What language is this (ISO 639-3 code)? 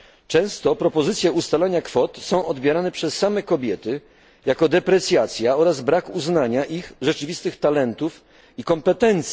pol